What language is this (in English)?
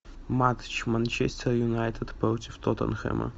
Russian